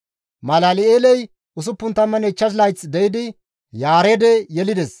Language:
Gamo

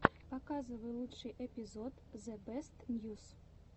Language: Russian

